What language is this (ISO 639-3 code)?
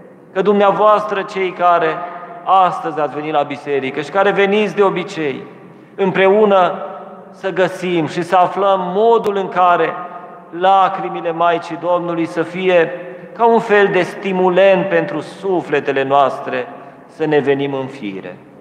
ron